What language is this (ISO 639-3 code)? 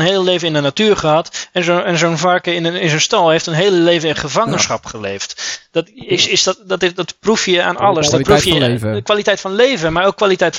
nld